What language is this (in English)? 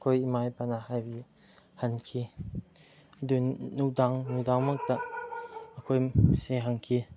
Manipuri